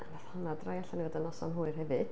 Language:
Welsh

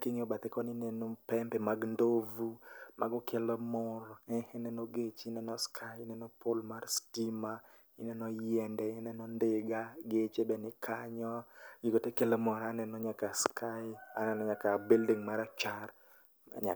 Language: Luo (Kenya and Tanzania)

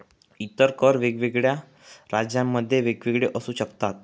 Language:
Marathi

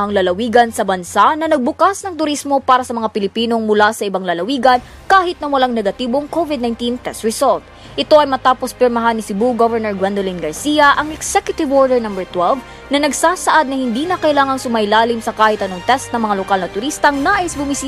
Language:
Filipino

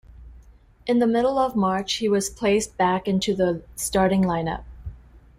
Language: English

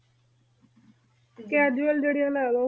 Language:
Punjabi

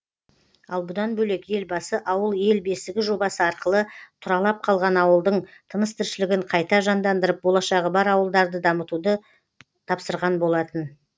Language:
Kazakh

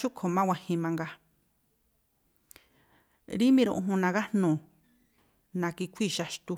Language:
Tlacoapa Me'phaa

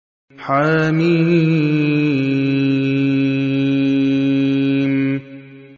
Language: Arabic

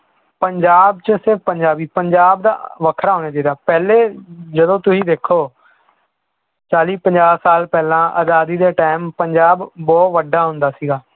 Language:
Punjabi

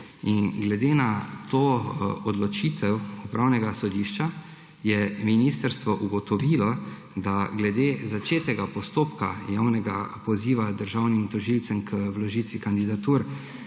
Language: Slovenian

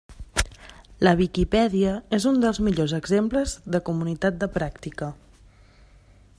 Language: Catalan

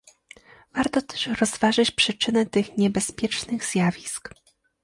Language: Polish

